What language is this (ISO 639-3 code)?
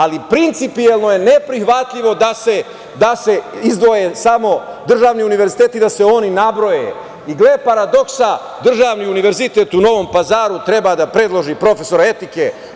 srp